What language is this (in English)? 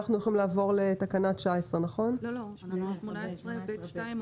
Hebrew